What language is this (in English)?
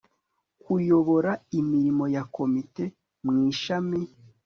Kinyarwanda